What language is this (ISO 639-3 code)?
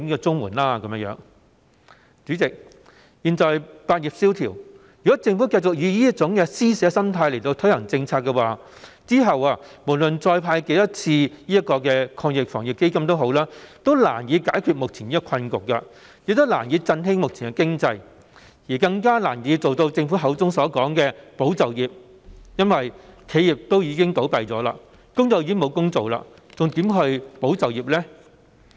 yue